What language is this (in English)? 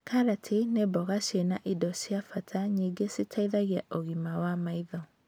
Kikuyu